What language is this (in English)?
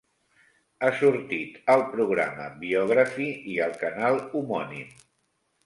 Catalan